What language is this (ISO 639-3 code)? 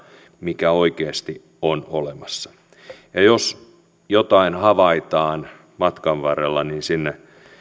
fin